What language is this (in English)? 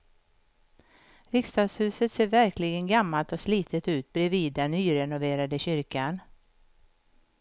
Swedish